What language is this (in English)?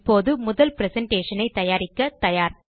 Tamil